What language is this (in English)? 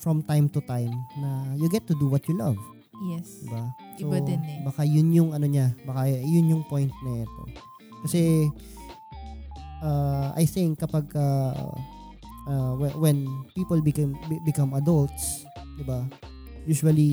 Filipino